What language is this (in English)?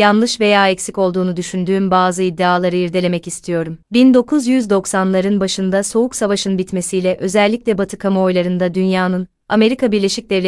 Turkish